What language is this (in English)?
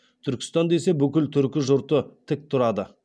Kazakh